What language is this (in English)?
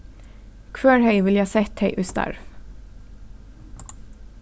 Faroese